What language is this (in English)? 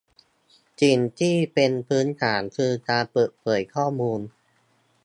Thai